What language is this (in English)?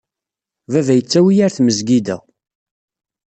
Kabyle